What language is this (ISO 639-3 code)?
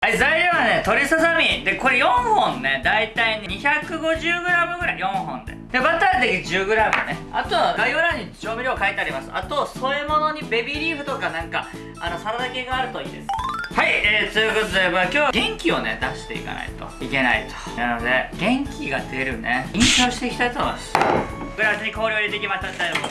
jpn